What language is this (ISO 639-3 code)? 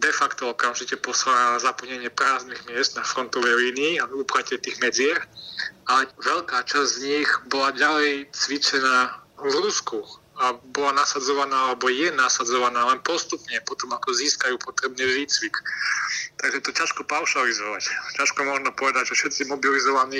slk